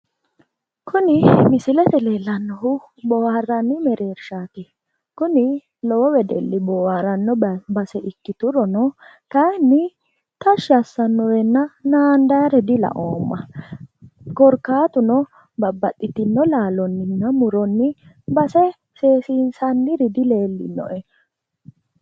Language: Sidamo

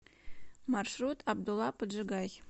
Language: Russian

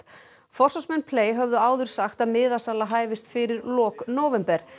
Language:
Icelandic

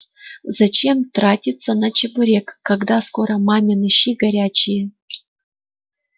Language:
Russian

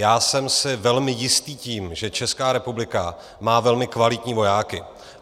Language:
Czech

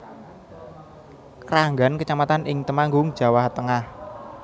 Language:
Javanese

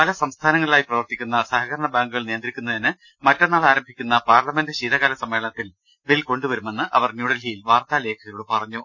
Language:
Malayalam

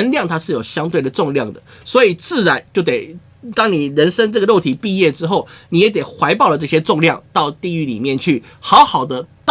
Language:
Chinese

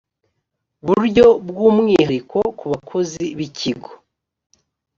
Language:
Kinyarwanda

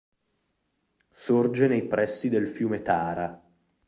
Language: Italian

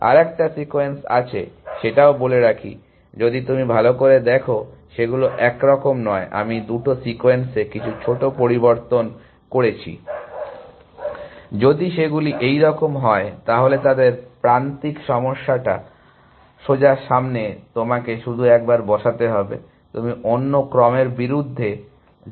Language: Bangla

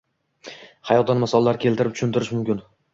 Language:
Uzbek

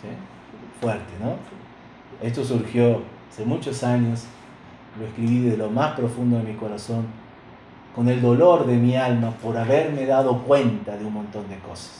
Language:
Spanish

